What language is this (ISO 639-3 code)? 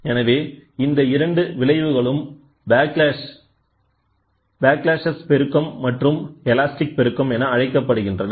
tam